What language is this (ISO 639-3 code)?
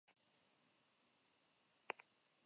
eus